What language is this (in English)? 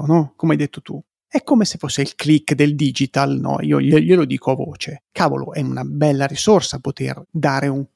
Italian